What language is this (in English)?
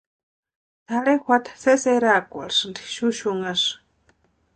Western Highland Purepecha